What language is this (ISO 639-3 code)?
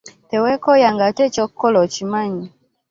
lug